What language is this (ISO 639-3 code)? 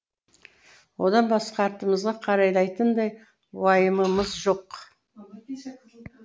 kaz